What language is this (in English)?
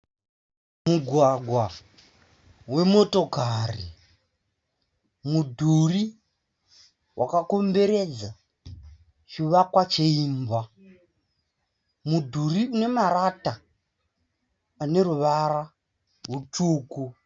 Shona